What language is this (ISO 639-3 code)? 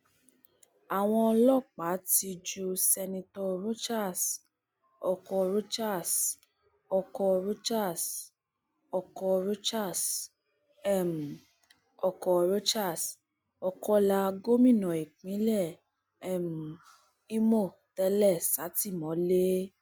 yor